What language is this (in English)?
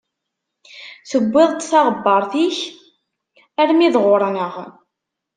Kabyle